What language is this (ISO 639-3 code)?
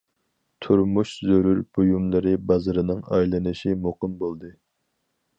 uig